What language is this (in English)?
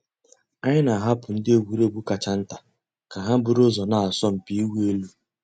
Igbo